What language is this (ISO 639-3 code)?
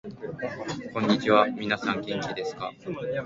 jpn